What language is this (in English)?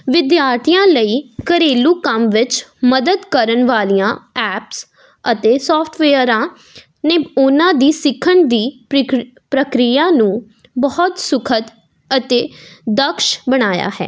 Punjabi